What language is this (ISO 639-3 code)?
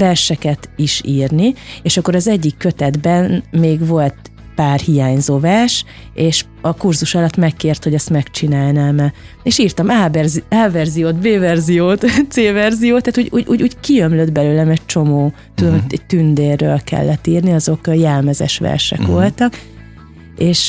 hun